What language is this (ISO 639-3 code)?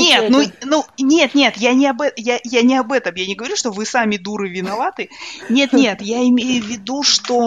rus